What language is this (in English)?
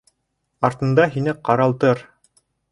Bashkir